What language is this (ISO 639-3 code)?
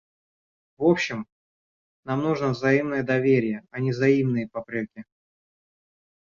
rus